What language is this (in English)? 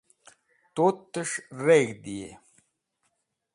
Wakhi